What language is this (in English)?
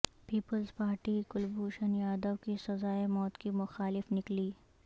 Urdu